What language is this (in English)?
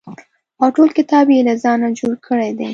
Pashto